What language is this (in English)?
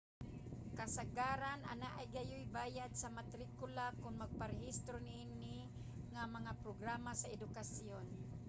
Cebuano